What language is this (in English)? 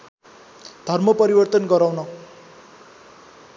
Nepali